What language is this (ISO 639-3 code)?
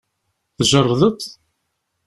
kab